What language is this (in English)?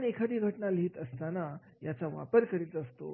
Marathi